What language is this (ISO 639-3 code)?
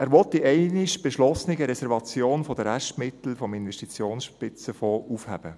gsw